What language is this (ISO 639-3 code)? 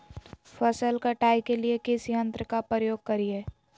mag